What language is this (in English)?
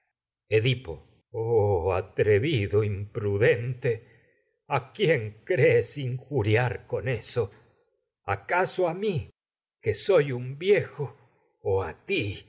Spanish